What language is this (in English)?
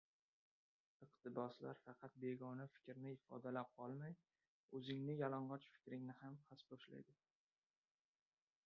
Uzbek